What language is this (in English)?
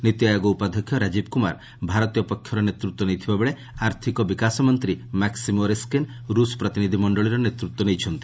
Odia